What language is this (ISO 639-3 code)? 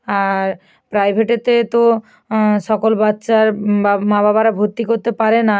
ben